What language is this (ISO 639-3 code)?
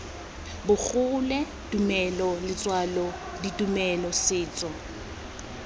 tsn